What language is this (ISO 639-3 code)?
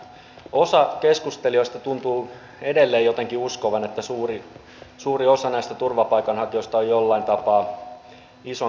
fin